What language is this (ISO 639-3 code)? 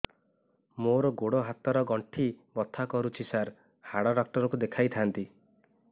ori